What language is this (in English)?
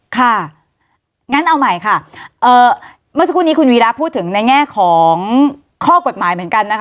Thai